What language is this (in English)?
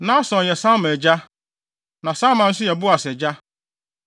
Akan